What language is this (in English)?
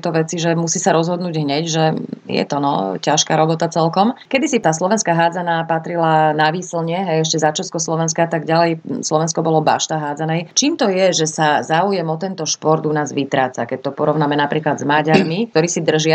Slovak